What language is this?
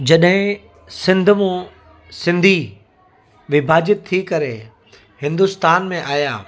Sindhi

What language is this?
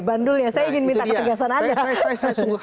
Indonesian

